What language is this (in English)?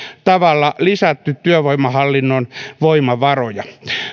Finnish